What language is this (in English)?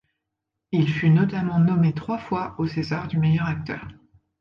French